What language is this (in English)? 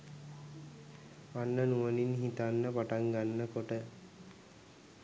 Sinhala